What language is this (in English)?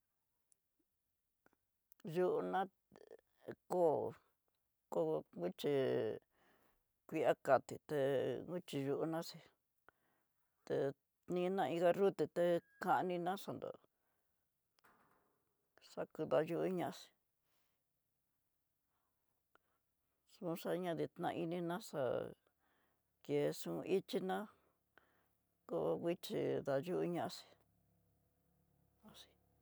Tidaá Mixtec